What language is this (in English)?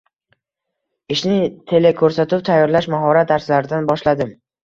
Uzbek